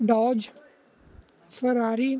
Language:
Punjabi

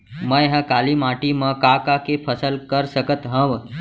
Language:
Chhattisgarhi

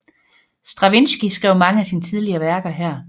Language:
Danish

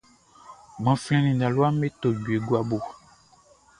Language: Baoulé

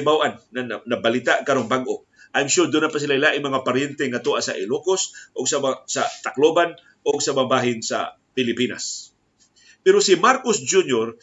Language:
Filipino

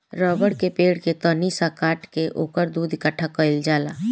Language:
Bhojpuri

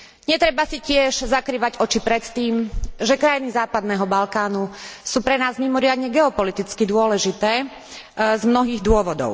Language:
Slovak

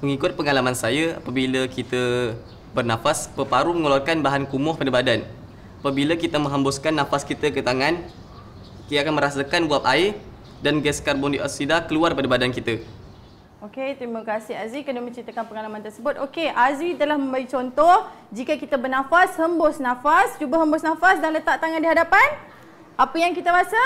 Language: Malay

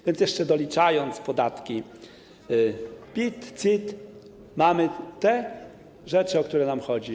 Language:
Polish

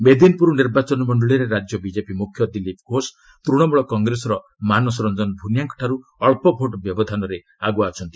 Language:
Odia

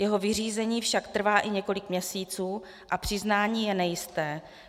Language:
Czech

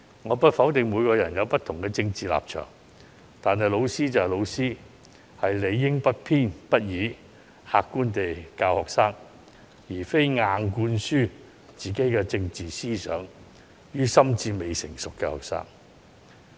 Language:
Cantonese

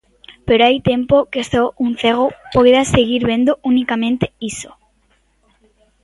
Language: Galician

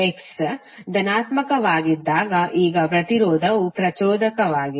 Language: Kannada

